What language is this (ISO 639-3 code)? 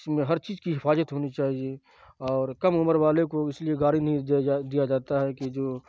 urd